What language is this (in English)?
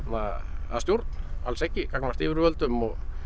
Icelandic